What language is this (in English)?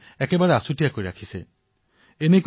Assamese